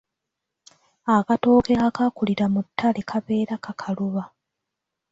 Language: Ganda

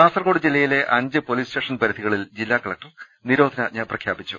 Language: Malayalam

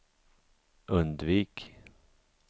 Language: Swedish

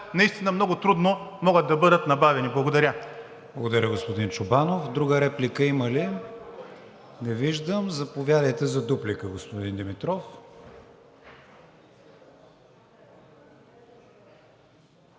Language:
Bulgarian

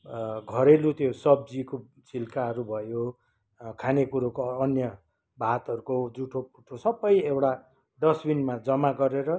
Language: Nepali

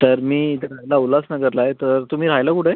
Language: Marathi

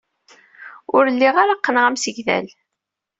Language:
Kabyle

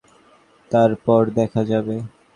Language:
Bangla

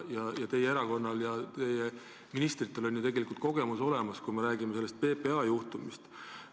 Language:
Estonian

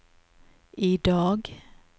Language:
Norwegian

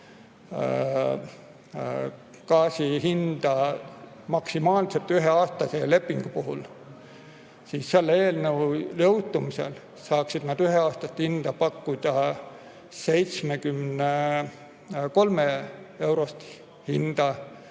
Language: Estonian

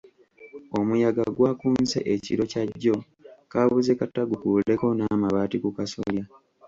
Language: Ganda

